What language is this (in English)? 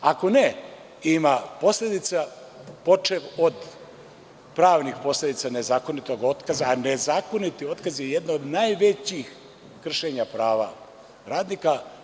Serbian